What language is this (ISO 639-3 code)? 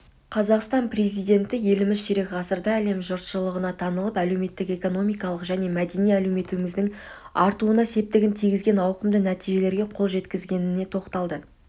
kaz